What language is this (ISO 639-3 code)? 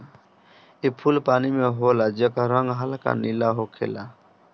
bho